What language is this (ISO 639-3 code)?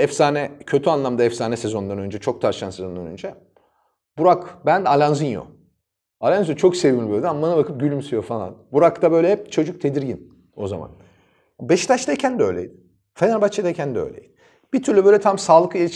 tur